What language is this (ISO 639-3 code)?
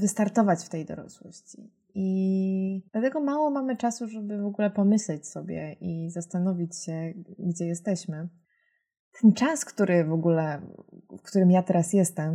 pol